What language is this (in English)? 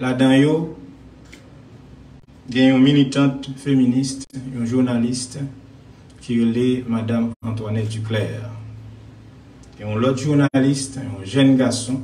French